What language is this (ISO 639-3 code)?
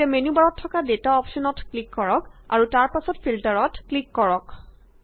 asm